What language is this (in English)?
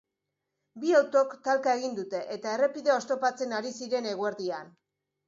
Basque